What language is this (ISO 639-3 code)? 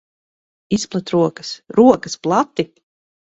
lav